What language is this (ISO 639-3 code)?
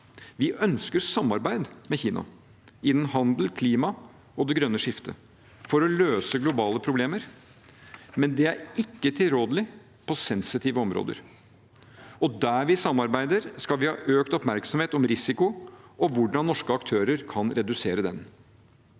nor